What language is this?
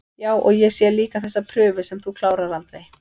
Icelandic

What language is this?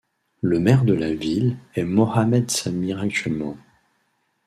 French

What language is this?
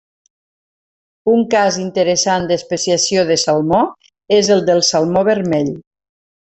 Catalan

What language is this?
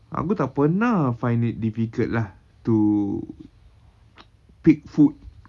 English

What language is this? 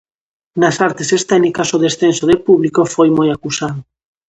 Galician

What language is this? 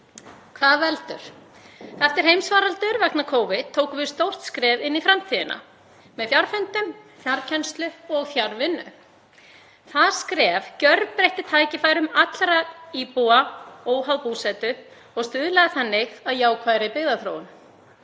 Icelandic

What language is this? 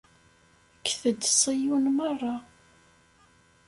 Kabyle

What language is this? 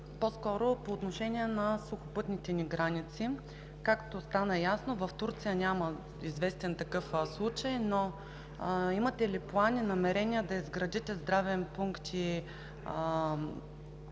Bulgarian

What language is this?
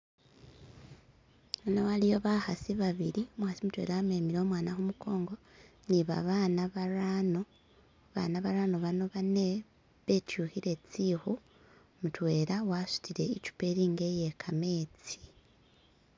Masaaba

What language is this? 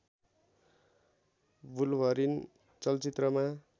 Nepali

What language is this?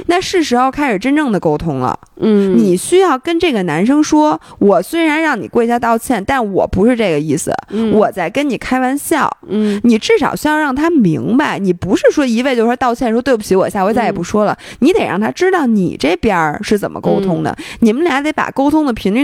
Chinese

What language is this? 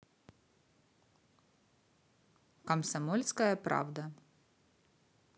Russian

